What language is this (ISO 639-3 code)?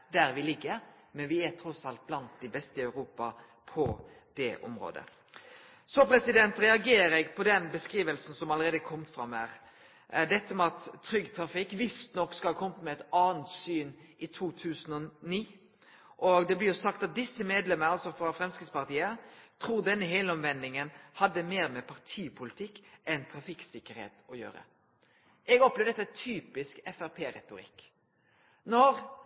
nno